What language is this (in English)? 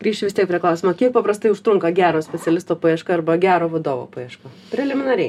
Lithuanian